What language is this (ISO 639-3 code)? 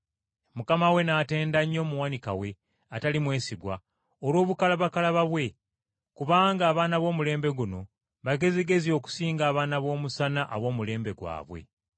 lug